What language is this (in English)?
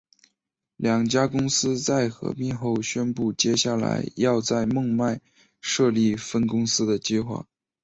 Chinese